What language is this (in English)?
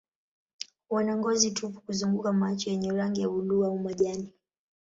Swahili